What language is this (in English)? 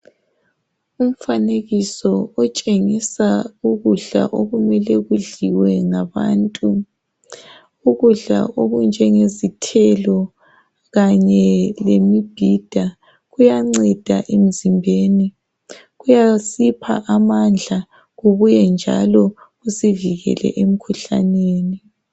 North Ndebele